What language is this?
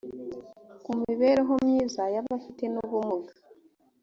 Kinyarwanda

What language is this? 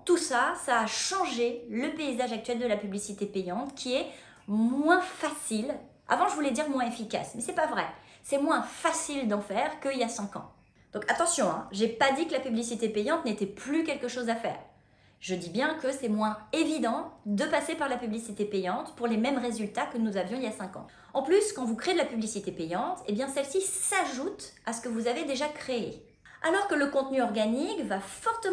French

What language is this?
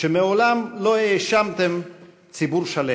Hebrew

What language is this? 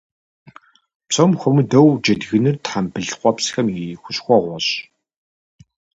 Kabardian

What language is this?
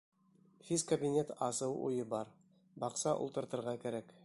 Bashkir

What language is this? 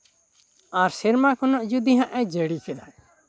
Santali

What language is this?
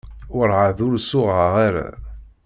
Kabyle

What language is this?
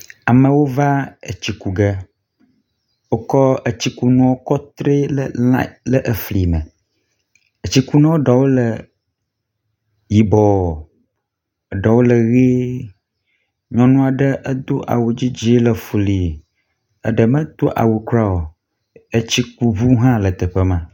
Ewe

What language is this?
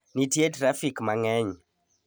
Luo (Kenya and Tanzania)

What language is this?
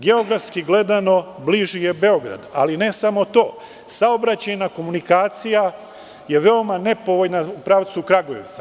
Serbian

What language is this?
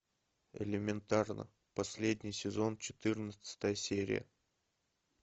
Russian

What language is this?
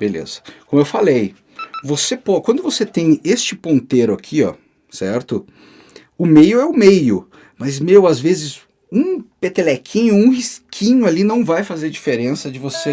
Portuguese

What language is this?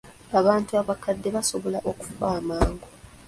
Ganda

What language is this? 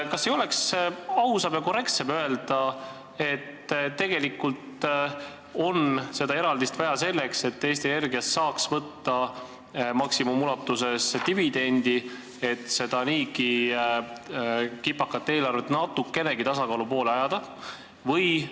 Estonian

